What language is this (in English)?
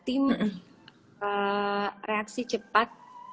Indonesian